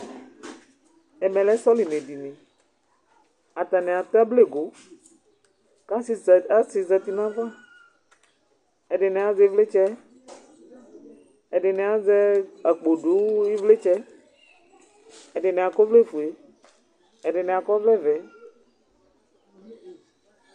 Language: Ikposo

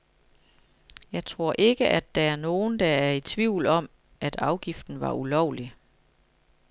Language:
Danish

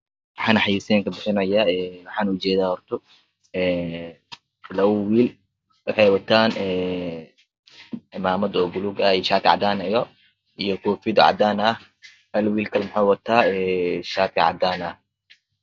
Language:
Somali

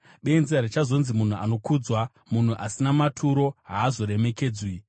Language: Shona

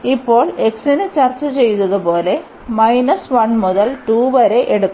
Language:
Malayalam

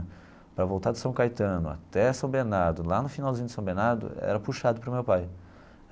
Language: Portuguese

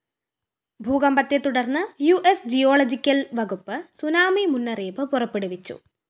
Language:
Malayalam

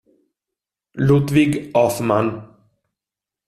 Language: Italian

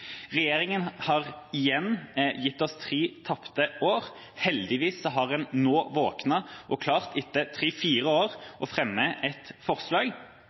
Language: Norwegian Bokmål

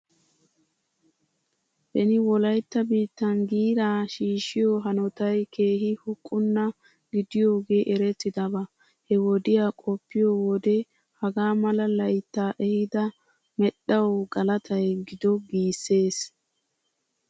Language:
Wolaytta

